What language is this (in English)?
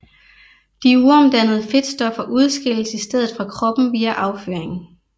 Danish